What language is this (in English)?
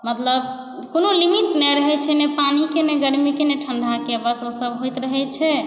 Maithili